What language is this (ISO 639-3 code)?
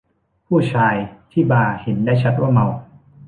tha